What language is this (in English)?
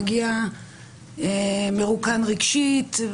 Hebrew